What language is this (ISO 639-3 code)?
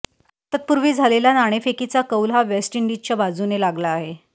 mar